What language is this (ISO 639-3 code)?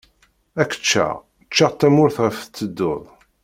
kab